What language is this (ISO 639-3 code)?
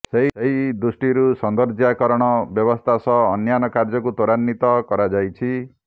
ori